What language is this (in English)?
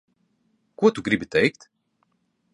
Latvian